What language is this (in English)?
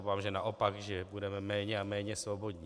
Czech